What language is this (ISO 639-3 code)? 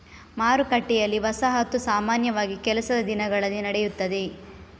kan